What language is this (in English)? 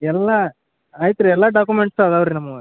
Kannada